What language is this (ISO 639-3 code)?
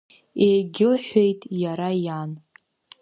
abk